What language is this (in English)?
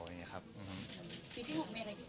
Thai